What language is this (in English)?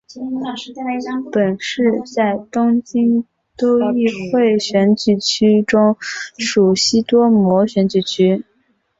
Chinese